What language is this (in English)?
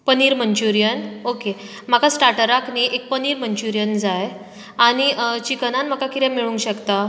Konkani